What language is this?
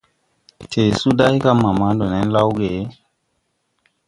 Tupuri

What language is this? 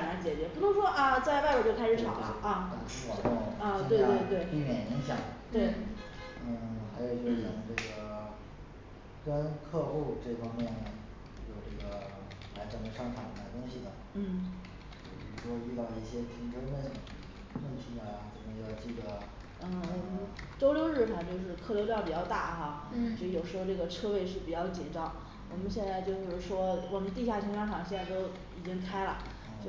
Chinese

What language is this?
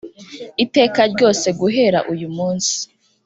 Kinyarwanda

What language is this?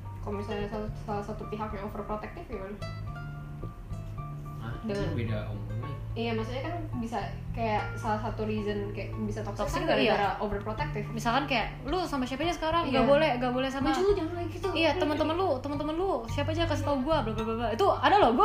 Indonesian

